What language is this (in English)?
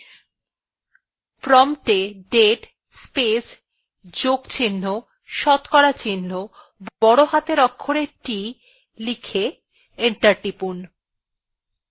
Bangla